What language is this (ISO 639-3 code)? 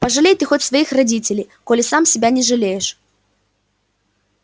rus